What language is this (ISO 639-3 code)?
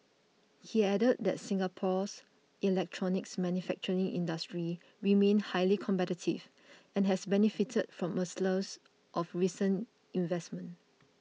eng